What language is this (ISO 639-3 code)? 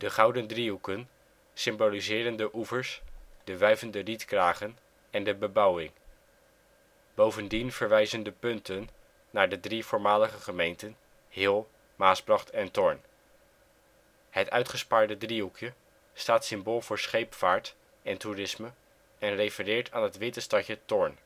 nld